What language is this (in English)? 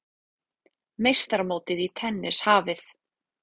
Icelandic